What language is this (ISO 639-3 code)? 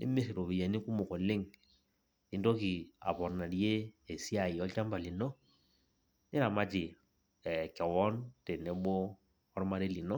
mas